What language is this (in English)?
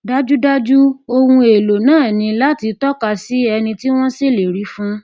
Yoruba